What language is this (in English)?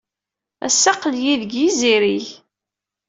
Kabyle